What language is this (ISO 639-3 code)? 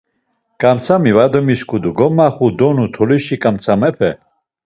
lzz